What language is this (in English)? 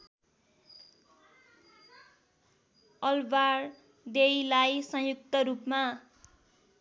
Nepali